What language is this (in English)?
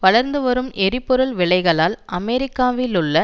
Tamil